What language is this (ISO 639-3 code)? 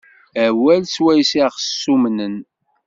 kab